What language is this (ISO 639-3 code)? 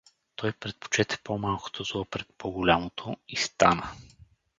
bul